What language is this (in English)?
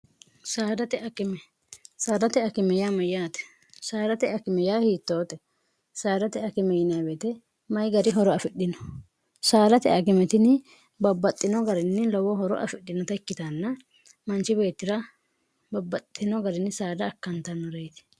Sidamo